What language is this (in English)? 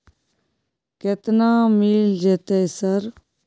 Maithili